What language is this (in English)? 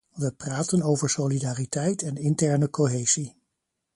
Dutch